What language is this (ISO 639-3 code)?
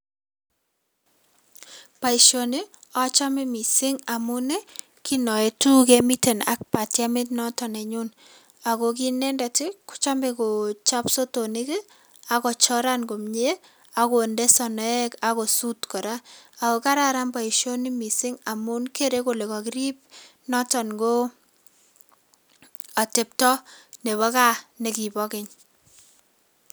kln